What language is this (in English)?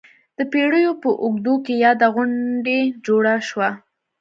Pashto